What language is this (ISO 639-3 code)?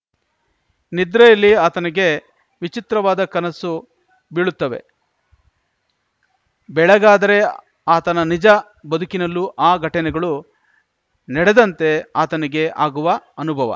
kan